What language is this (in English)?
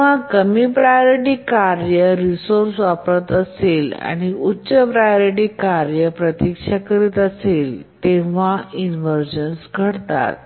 Marathi